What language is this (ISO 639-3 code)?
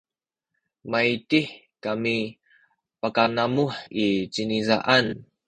szy